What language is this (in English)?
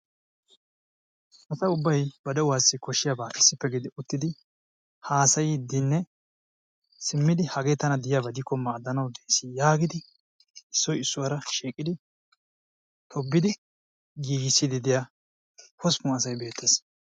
Wolaytta